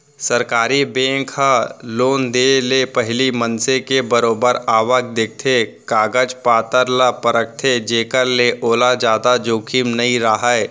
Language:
Chhattisgarhi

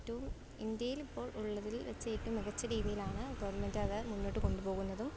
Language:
Malayalam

